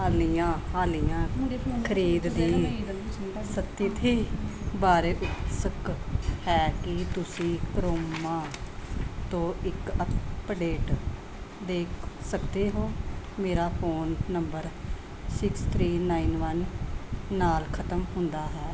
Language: Punjabi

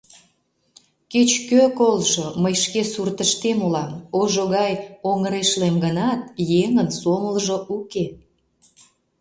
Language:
Mari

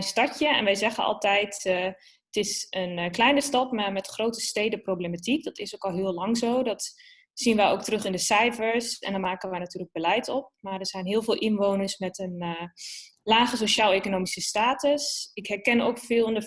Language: Dutch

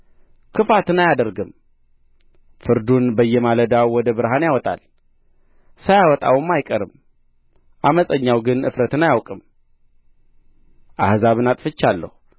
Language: Amharic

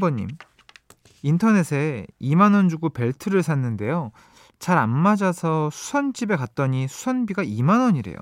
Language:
Korean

